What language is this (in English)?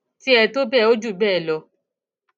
Yoruba